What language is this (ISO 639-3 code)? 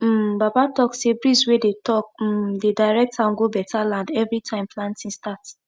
pcm